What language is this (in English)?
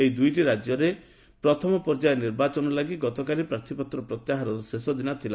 Odia